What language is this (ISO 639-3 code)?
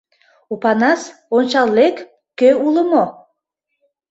chm